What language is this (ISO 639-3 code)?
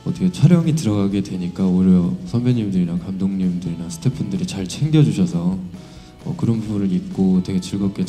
kor